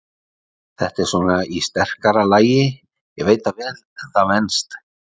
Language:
Icelandic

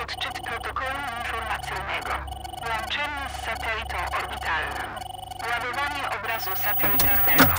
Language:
Polish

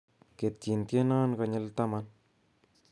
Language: Kalenjin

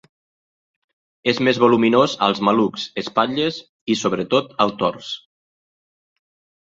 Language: Catalan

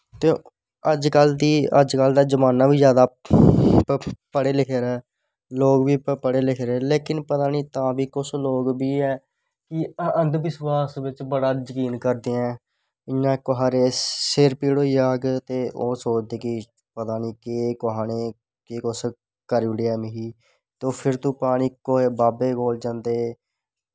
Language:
Dogri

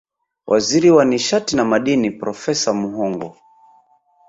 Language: Swahili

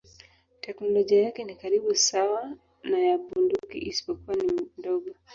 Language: Swahili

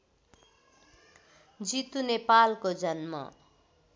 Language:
Nepali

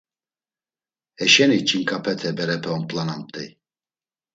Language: Laz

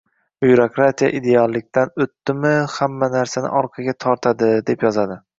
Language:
Uzbek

